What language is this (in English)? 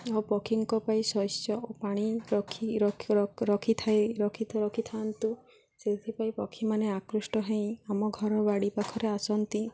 Odia